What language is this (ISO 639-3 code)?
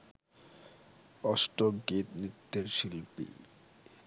ben